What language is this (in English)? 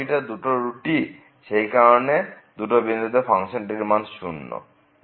Bangla